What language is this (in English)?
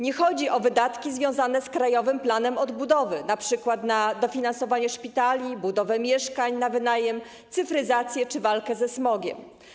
Polish